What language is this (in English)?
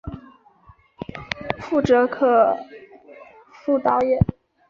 Chinese